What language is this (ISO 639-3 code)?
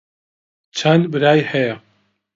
ckb